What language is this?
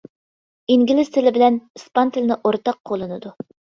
Uyghur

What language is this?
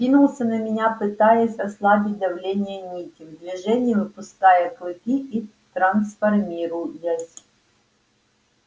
Russian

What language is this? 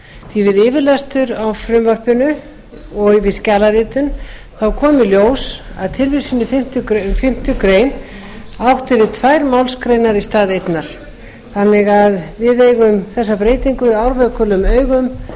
Icelandic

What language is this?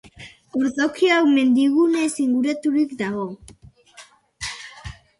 Basque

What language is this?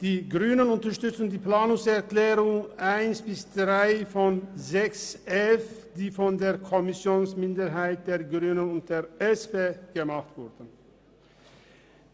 Swiss German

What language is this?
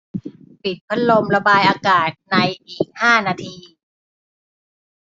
Thai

